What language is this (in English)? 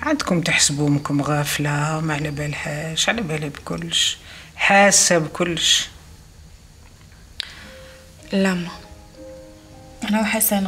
Arabic